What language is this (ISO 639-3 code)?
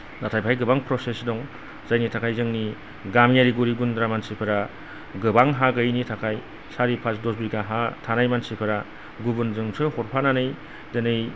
brx